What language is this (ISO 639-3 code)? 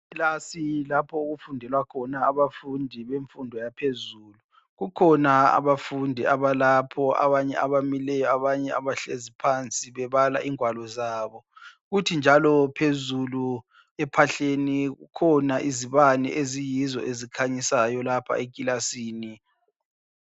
nde